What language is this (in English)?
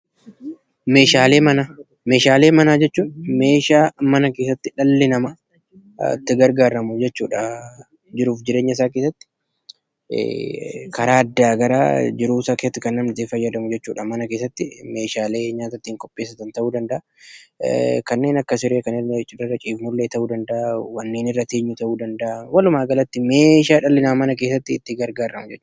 Oromo